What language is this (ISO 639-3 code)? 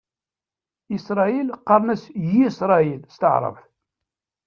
kab